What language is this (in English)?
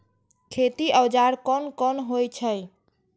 Maithili